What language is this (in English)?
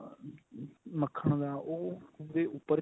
Punjabi